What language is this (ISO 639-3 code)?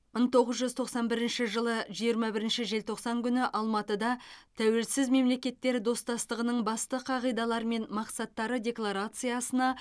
kaz